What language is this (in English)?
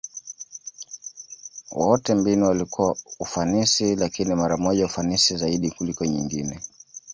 Swahili